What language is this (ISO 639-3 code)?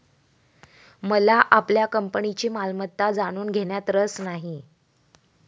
mar